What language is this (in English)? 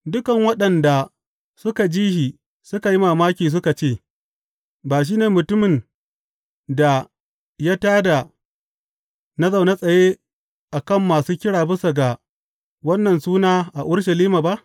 Hausa